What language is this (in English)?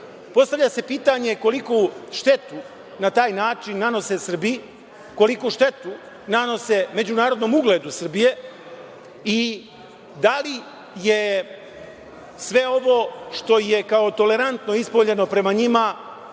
Serbian